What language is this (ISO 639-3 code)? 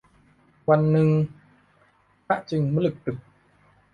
tha